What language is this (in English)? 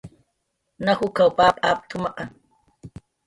Jaqaru